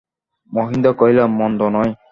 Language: Bangla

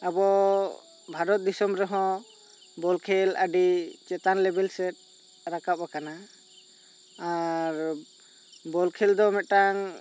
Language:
Santali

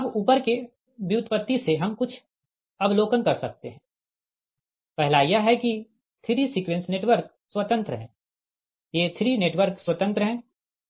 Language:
Hindi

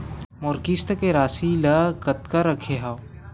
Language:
Chhattisgarhi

